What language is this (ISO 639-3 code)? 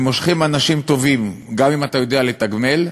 heb